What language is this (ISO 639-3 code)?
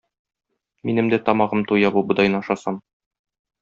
tat